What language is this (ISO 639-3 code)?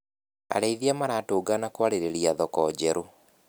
kik